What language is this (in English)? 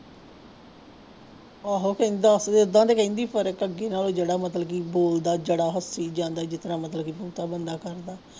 Punjabi